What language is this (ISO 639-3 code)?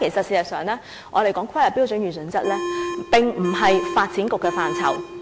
yue